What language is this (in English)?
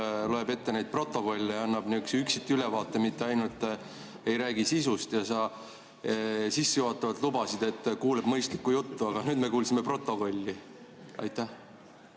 Estonian